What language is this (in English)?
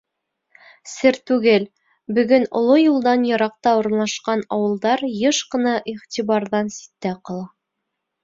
Bashkir